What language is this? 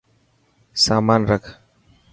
Dhatki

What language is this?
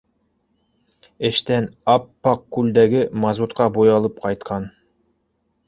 Bashkir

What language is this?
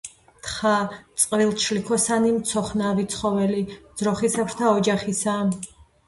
Georgian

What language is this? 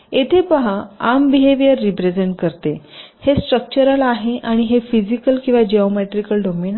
Marathi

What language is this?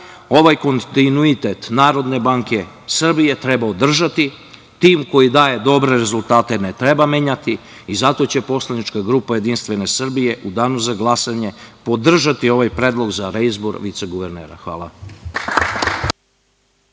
Serbian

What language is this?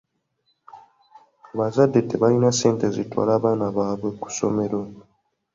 Ganda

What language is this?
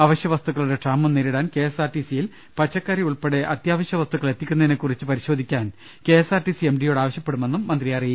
Malayalam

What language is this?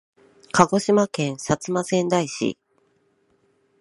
Japanese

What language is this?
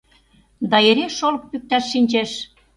Mari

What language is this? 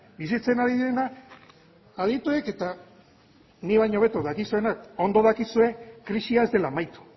Basque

